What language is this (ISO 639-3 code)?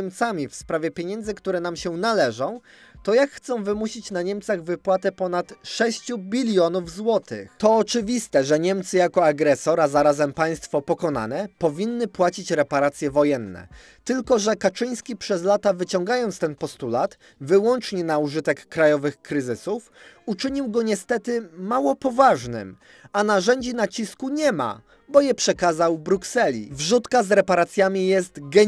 pol